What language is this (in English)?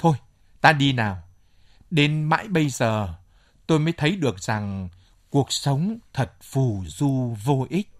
Vietnamese